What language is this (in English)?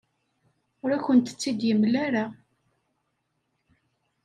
Kabyle